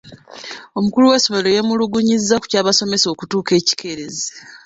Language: Ganda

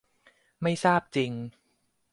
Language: Thai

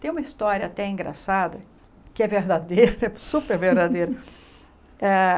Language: Portuguese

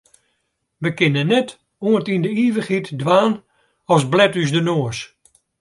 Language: Western Frisian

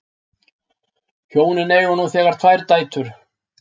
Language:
Icelandic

